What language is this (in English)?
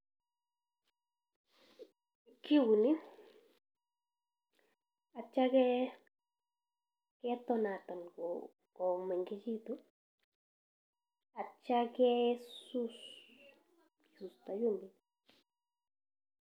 Kalenjin